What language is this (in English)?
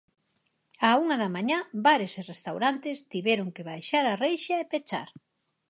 Galician